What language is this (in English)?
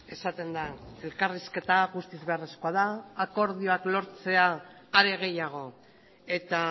Basque